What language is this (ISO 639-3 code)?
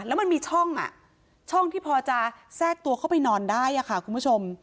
tha